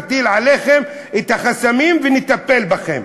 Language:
Hebrew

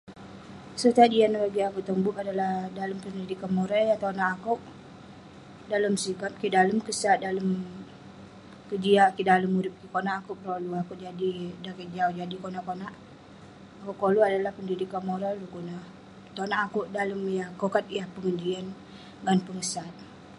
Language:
Western Penan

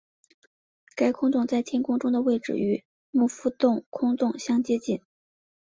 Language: Chinese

